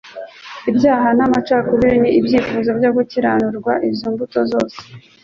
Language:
Kinyarwanda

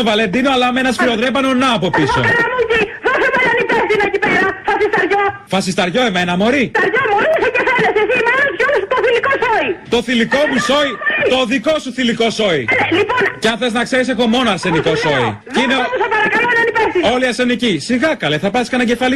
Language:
Greek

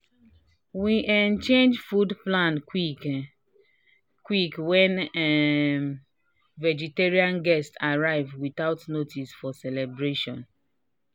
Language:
Nigerian Pidgin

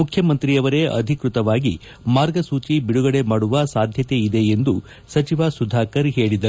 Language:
Kannada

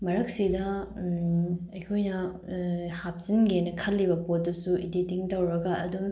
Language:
Manipuri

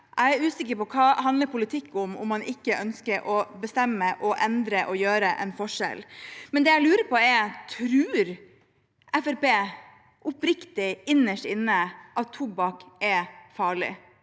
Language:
Norwegian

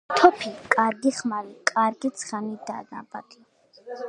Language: Georgian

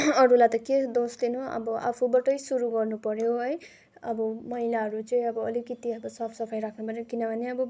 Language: Nepali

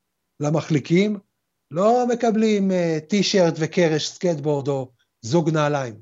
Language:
Hebrew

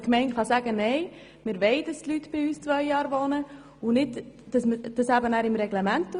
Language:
Swiss German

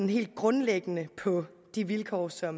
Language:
Danish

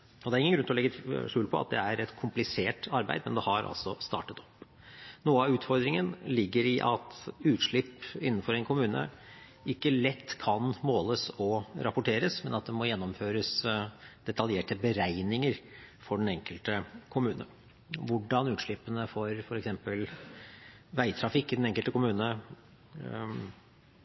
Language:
Norwegian Bokmål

